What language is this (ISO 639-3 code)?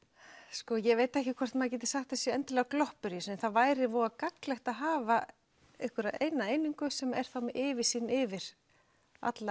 isl